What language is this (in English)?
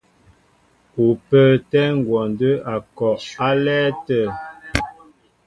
Mbo (Cameroon)